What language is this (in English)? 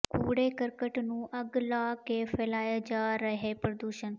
Punjabi